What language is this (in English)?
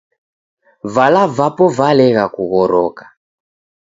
Taita